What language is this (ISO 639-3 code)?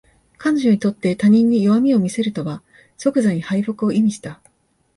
jpn